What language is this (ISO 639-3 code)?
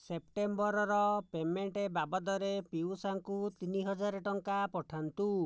ori